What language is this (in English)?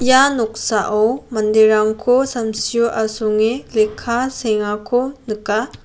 Garo